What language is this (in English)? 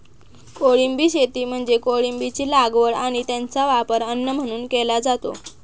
Marathi